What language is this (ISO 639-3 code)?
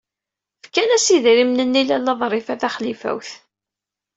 kab